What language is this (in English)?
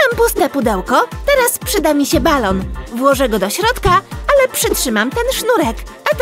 Polish